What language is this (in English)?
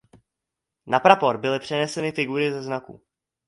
Czech